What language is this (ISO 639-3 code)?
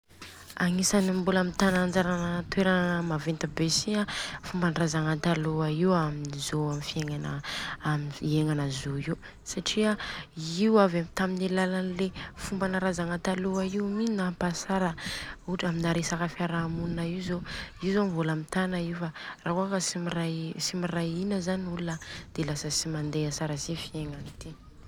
bzc